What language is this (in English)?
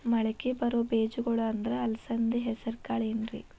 Kannada